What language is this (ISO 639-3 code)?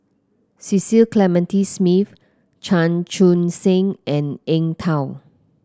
eng